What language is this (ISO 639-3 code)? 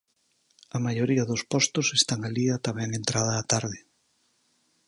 glg